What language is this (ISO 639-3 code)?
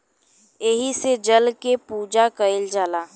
bho